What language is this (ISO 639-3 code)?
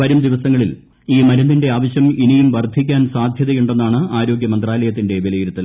mal